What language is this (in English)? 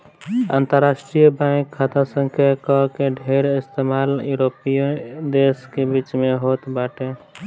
Bhojpuri